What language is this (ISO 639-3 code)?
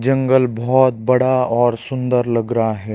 hin